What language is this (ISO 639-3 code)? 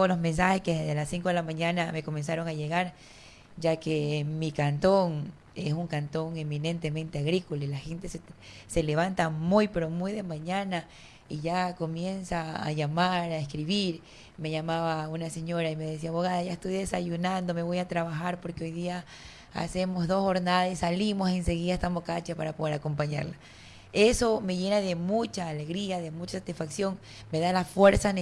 spa